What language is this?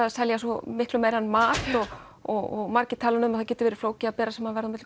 Icelandic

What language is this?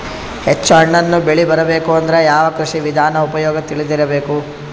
Kannada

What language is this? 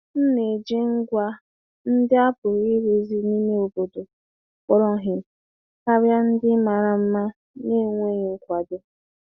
Igbo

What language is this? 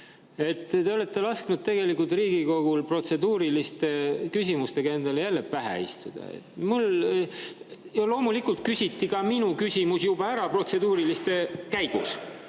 Estonian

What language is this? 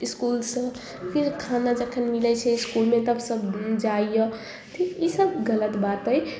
Maithili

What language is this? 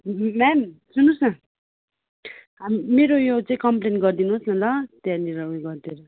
Nepali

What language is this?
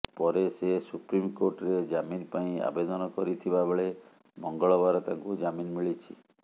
Odia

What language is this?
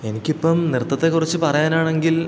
Malayalam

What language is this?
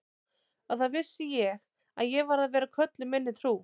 Icelandic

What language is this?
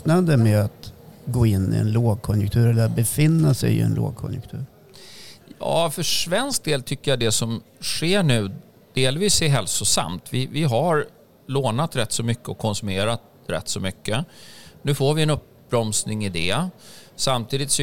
Swedish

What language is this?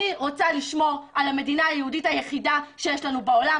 Hebrew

